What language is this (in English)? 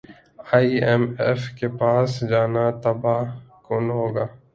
Urdu